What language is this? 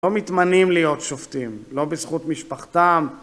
Hebrew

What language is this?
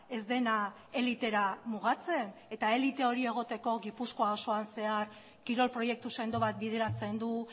Basque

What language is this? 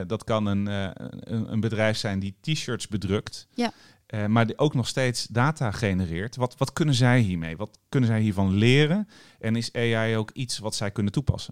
Dutch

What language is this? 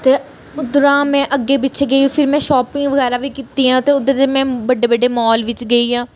Dogri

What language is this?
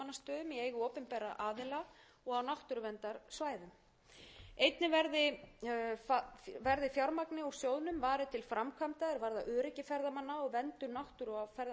Icelandic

